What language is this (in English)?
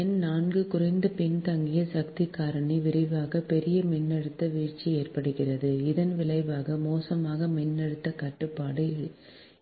Tamil